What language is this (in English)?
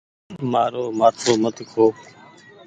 Goaria